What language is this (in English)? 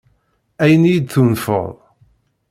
Kabyle